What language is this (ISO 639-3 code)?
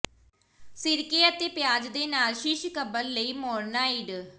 pan